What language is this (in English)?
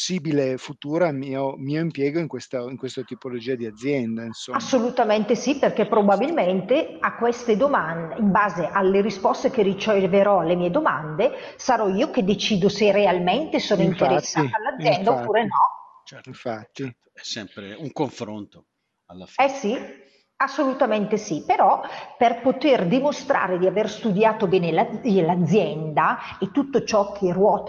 Italian